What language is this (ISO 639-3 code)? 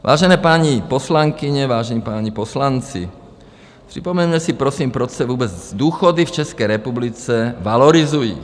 ces